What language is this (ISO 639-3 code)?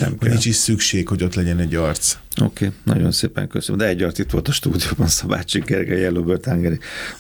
hun